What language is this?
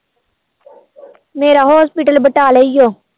Punjabi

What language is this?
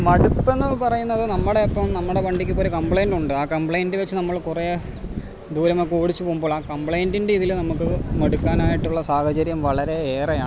Malayalam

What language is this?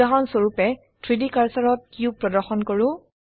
Assamese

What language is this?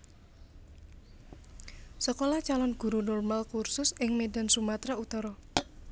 Javanese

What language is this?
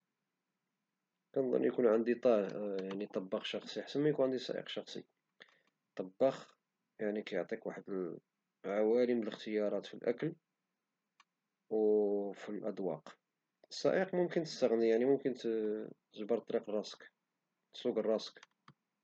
Moroccan Arabic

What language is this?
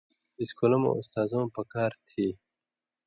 Indus Kohistani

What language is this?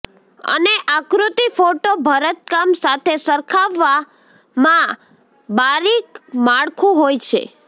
Gujarati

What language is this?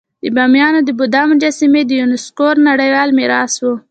Pashto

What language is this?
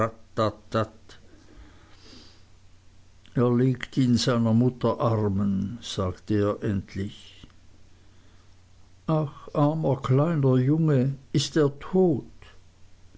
German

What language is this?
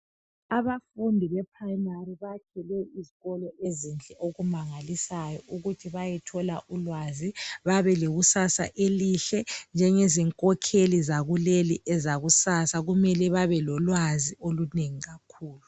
North Ndebele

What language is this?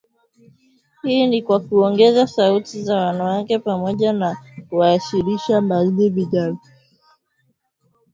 Swahili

